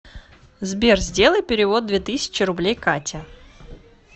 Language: Russian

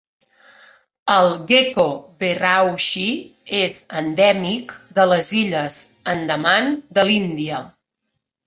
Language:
Catalan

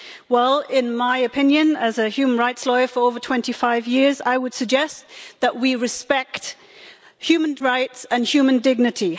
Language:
English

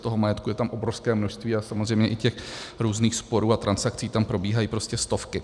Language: Czech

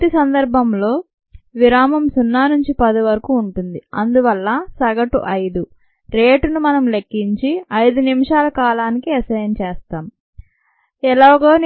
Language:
Telugu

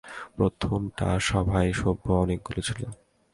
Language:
Bangla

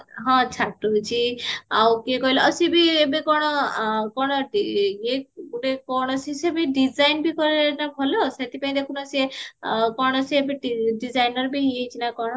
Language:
Odia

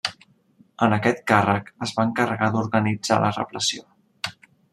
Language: Catalan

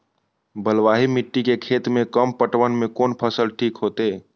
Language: Maithili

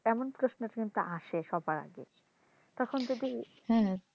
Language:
Bangla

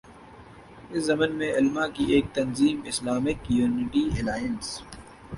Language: Urdu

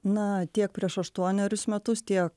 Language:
Lithuanian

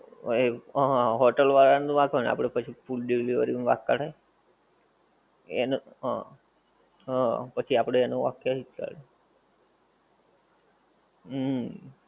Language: Gujarati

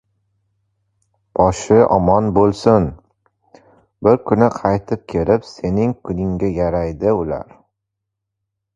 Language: Uzbek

